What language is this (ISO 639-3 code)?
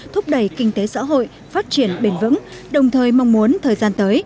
vie